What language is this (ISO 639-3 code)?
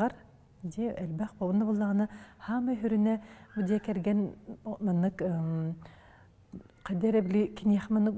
ara